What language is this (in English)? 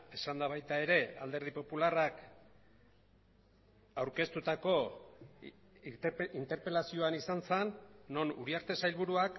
Basque